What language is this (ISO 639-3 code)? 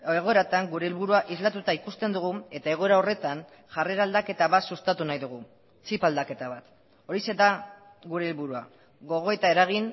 eus